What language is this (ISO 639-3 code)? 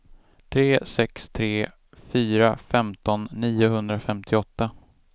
swe